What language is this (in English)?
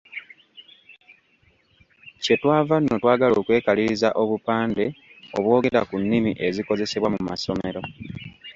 Ganda